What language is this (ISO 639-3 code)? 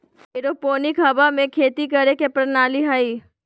mag